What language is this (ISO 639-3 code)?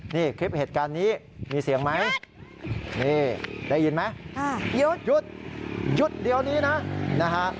tha